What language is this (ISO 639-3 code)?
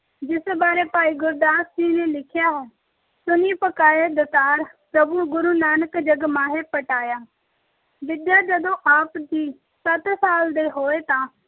pan